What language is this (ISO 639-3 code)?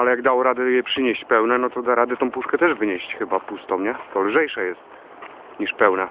pol